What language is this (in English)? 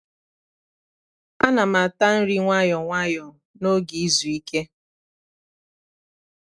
Igbo